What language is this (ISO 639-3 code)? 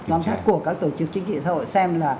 vie